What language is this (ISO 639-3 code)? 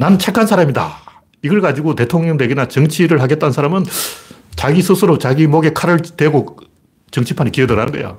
kor